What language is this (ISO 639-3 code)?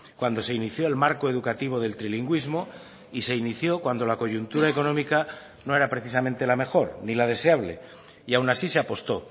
spa